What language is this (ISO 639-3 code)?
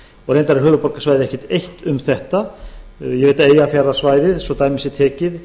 isl